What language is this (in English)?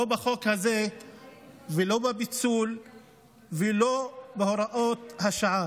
Hebrew